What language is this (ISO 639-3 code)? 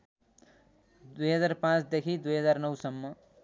nep